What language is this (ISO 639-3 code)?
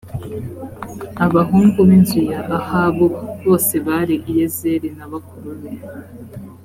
kin